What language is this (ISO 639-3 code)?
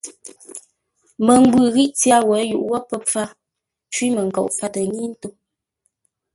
nla